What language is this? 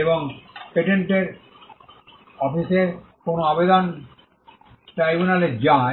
Bangla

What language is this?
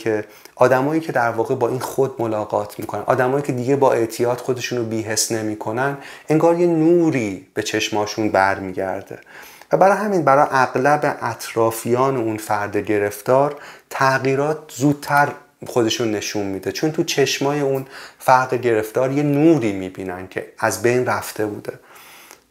Persian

